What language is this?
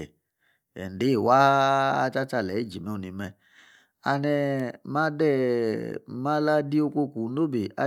Yace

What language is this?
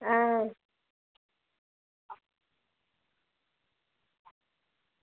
Dogri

